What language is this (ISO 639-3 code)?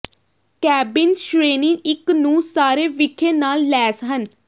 pan